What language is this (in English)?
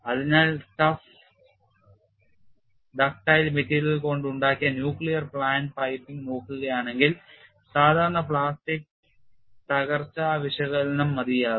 Malayalam